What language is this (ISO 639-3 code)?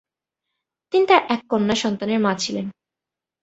ben